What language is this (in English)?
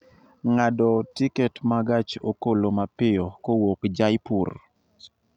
Luo (Kenya and Tanzania)